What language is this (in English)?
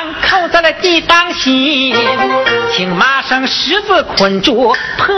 Chinese